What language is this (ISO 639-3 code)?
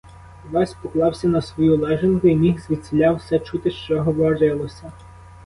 ukr